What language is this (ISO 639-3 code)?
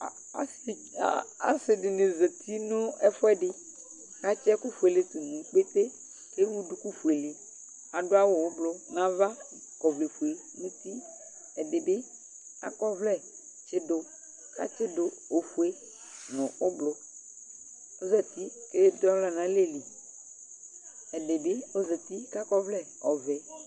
kpo